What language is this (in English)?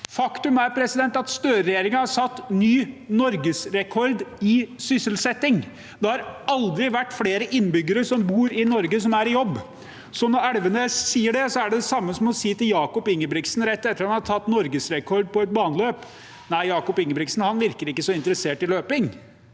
Norwegian